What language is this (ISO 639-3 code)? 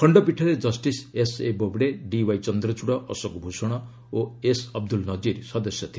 ori